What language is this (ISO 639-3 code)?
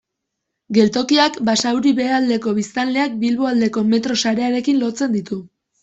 eus